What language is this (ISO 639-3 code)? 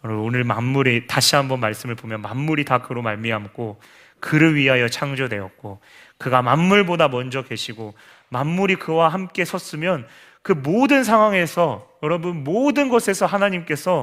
kor